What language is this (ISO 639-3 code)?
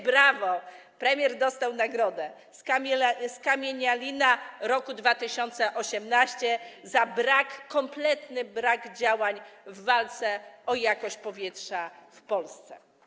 pol